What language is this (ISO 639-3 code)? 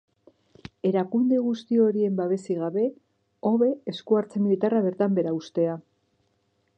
eus